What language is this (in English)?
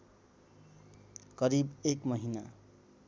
Nepali